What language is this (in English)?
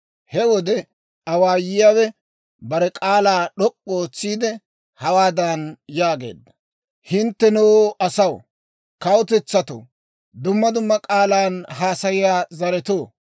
Dawro